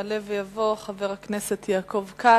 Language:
Hebrew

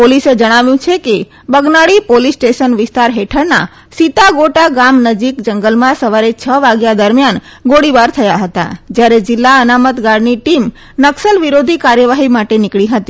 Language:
Gujarati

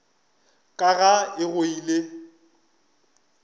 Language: Northern Sotho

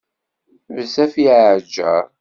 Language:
Kabyle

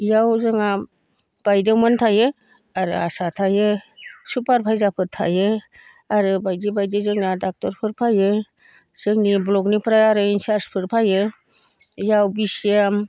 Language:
Bodo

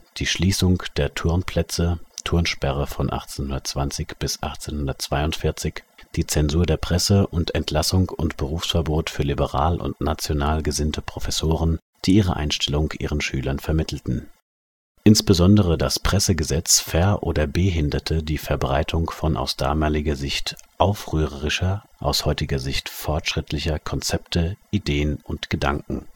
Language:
German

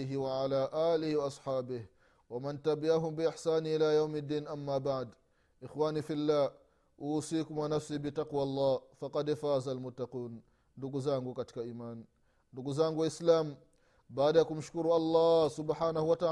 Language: Swahili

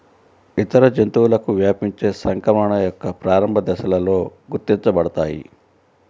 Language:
Telugu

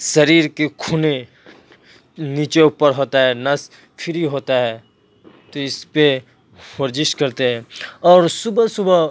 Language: Urdu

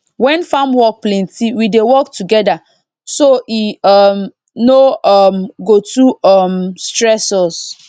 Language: Nigerian Pidgin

